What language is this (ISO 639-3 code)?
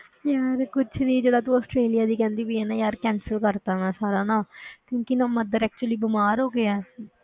pan